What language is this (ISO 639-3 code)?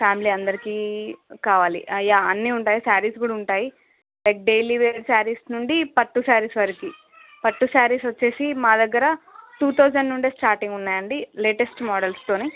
tel